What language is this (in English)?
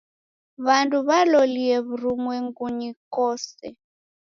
Taita